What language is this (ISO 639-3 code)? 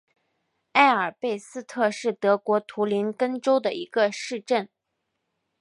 zho